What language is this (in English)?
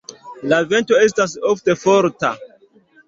Esperanto